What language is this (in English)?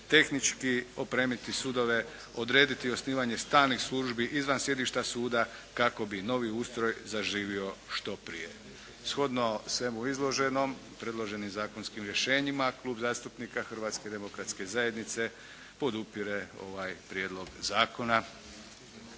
Croatian